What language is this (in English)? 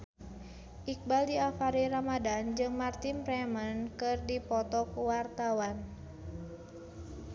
Sundanese